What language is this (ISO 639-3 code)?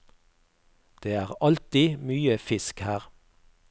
nor